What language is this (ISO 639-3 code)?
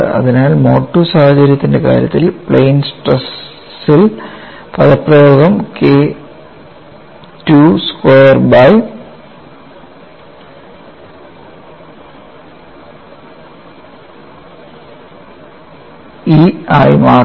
mal